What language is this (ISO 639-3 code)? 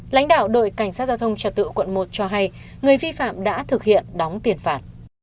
vie